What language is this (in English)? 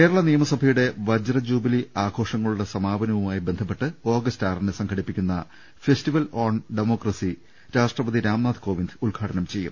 Malayalam